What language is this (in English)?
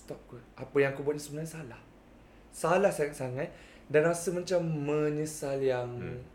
Malay